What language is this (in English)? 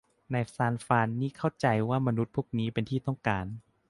Thai